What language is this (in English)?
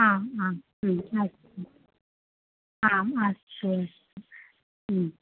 Sanskrit